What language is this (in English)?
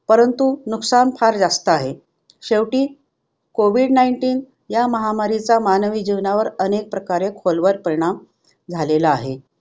Marathi